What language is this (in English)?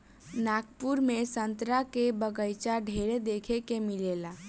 Bhojpuri